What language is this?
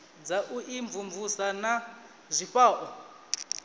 Venda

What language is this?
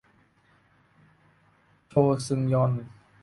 Thai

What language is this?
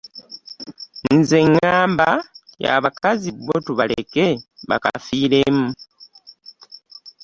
Ganda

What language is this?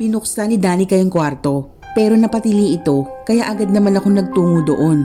Filipino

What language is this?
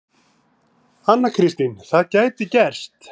Icelandic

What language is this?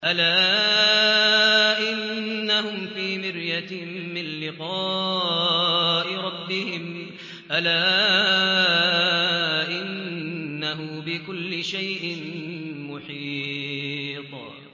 Arabic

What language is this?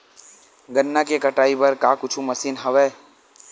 Chhattisgarhi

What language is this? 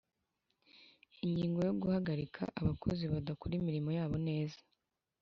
Kinyarwanda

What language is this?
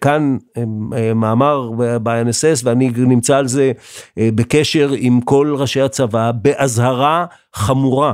Hebrew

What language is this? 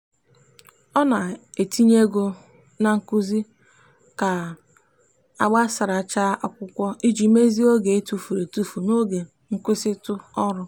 Igbo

